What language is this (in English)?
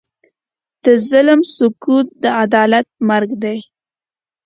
Pashto